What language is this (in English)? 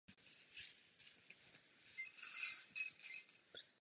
Czech